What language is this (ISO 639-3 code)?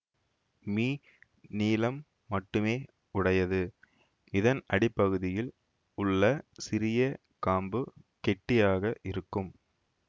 tam